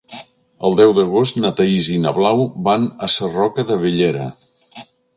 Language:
Catalan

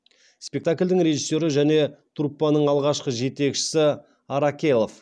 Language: Kazakh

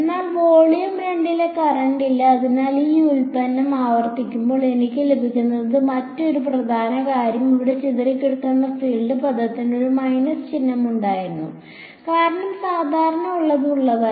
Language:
Malayalam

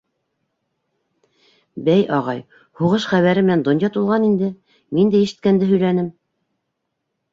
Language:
Bashkir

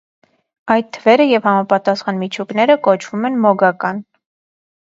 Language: Armenian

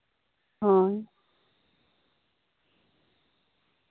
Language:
Santali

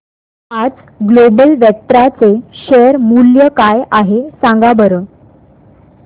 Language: Marathi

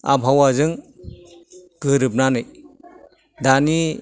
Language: Bodo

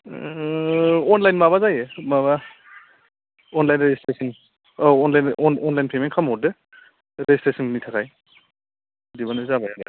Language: Bodo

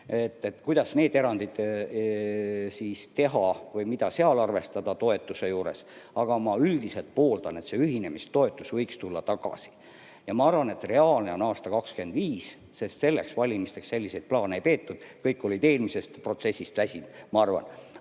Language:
Estonian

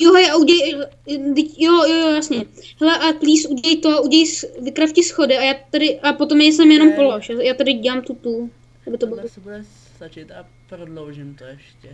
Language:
Czech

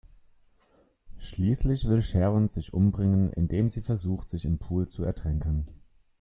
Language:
German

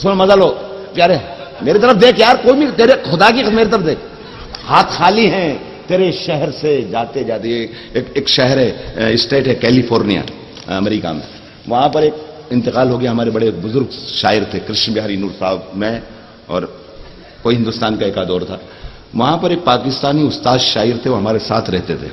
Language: Hindi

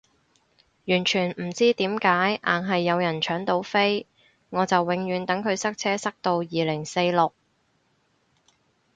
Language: Cantonese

